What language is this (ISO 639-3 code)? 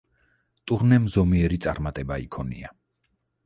kat